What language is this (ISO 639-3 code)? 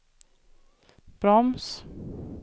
swe